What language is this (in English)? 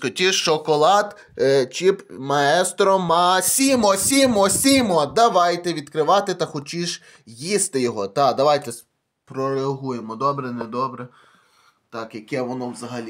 Ukrainian